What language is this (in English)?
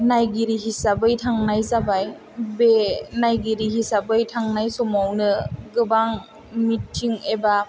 Bodo